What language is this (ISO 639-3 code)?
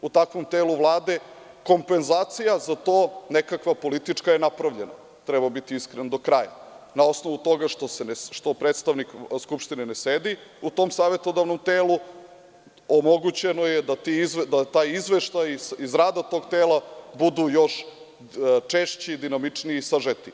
srp